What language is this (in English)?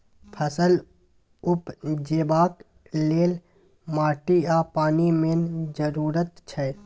Maithili